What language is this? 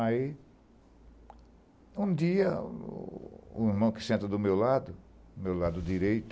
Portuguese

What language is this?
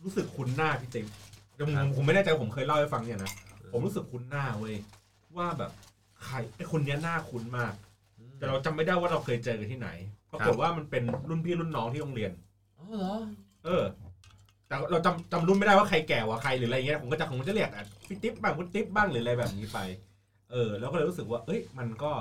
Thai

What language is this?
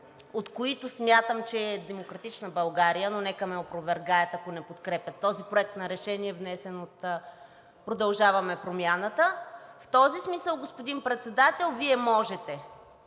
Bulgarian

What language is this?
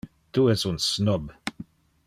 Interlingua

